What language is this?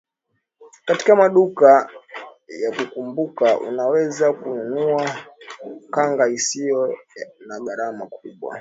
Swahili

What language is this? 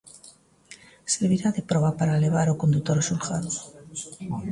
Galician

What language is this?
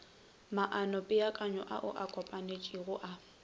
Northern Sotho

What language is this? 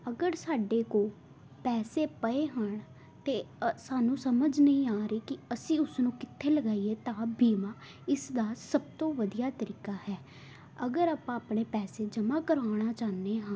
Punjabi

